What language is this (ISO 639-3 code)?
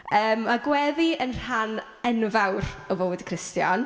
cym